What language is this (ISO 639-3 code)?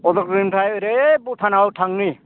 brx